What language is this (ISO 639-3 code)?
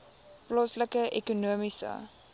afr